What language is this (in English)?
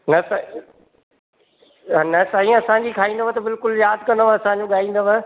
Sindhi